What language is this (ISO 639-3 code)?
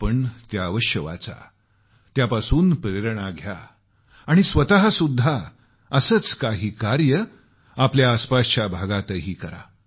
mar